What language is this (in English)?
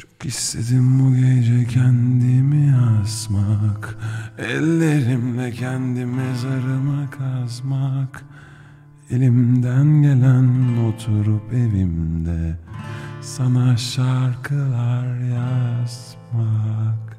Turkish